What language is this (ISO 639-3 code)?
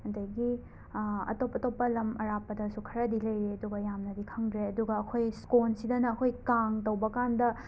mni